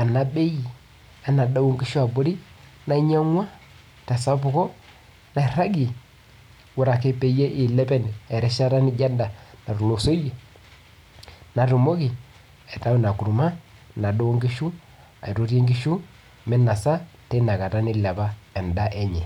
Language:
Masai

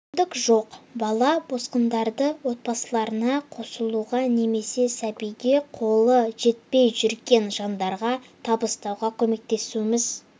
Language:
Kazakh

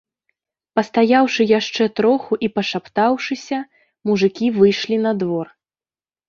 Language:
Belarusian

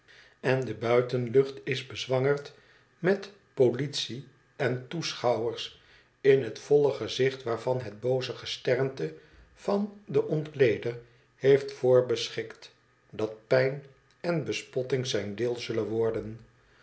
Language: Dutch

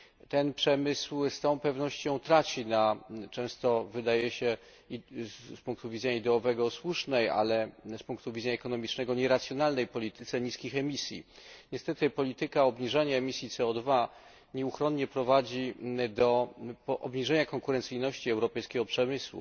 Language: Polish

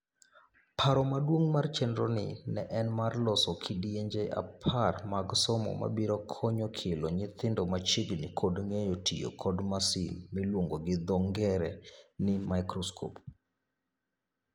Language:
Luo (Kenya and Tanzania)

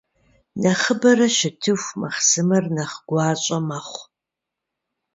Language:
Kabardian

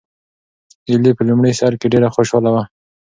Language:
Pashto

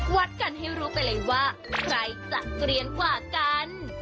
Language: Thai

